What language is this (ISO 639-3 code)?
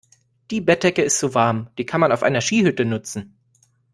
deu